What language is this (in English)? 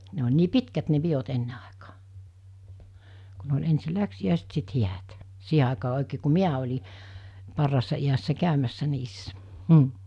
Finnish